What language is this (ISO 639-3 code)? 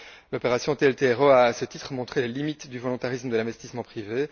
fra